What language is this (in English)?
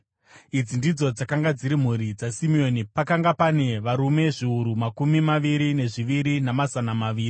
Shona